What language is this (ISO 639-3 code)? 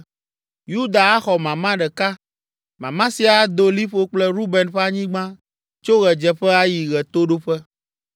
ewe